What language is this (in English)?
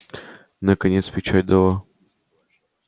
Russian